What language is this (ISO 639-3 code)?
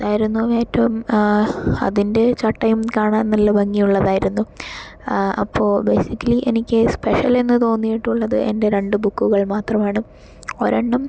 mal